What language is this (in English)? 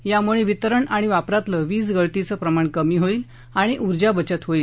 Marathi